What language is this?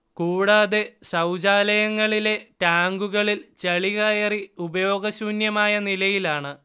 Malayalam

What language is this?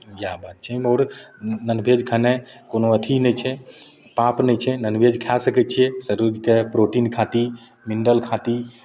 Maithili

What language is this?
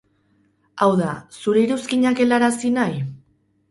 Basque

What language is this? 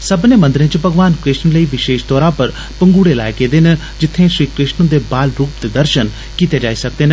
Dogri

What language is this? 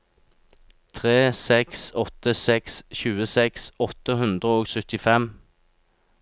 Norwegian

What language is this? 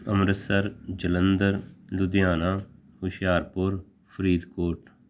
Punjabi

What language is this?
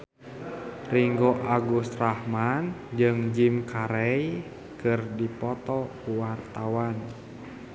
Sundanese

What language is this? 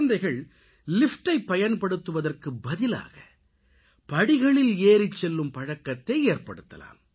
Tamil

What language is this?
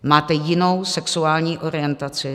Czech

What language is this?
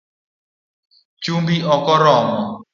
Luo (Kenya and Tanzania)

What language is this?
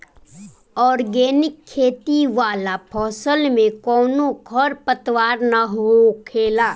Bhojpuri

